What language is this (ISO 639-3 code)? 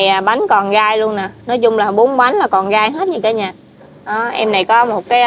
vie